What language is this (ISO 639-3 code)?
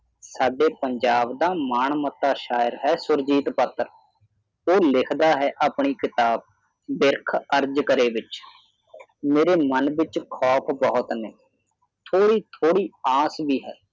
pan